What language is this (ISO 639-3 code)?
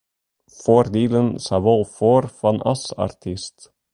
fry